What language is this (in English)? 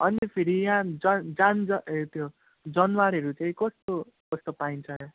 Nepali